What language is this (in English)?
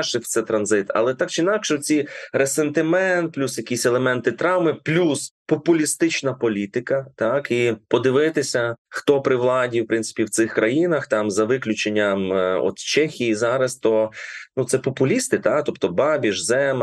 Ukrainian